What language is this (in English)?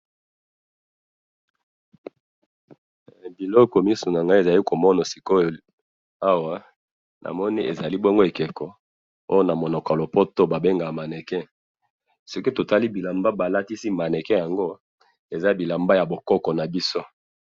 Lingala